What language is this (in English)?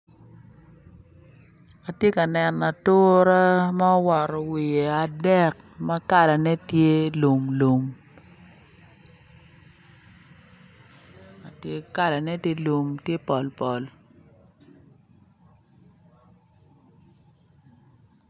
Acoli